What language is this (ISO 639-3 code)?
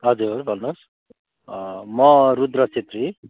nep